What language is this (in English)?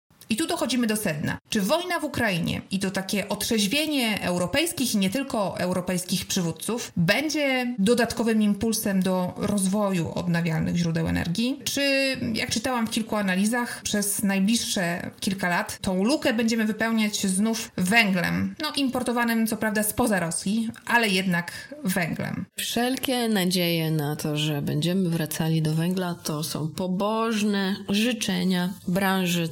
Polish